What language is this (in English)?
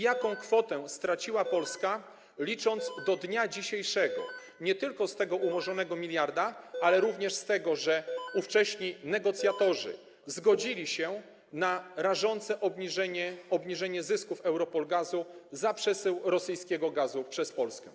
Polish